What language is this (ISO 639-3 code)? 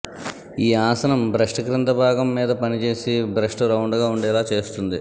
tel